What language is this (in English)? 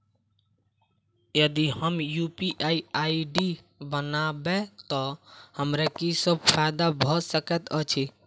Maithili